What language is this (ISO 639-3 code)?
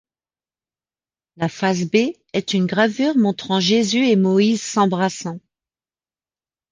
fra